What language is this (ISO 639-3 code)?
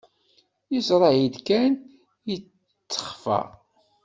kab